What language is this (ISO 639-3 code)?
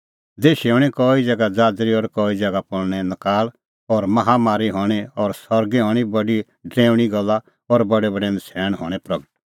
kfx